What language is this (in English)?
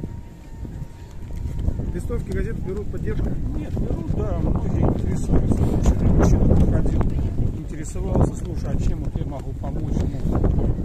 Russian